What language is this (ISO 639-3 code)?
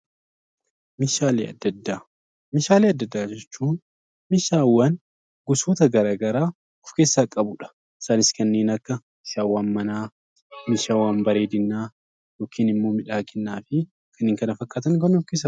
orm